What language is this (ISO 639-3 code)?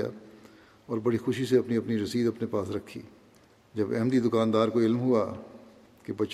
urd